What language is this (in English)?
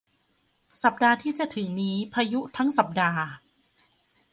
Thai